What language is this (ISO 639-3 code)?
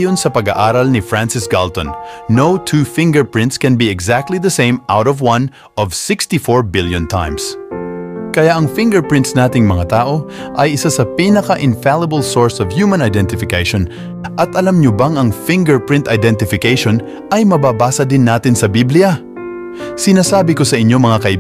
fil